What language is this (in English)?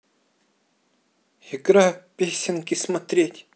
Russian